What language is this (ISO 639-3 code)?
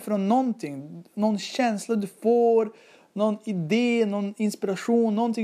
swe